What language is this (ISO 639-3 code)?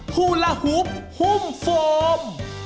tha